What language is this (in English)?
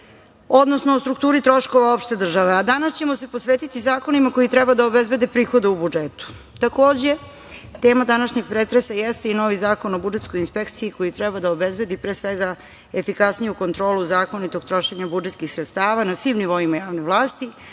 Serbian